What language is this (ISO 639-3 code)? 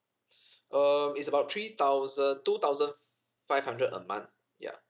eng